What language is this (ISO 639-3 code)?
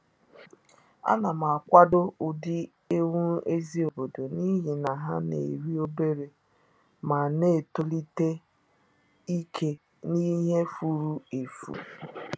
ibo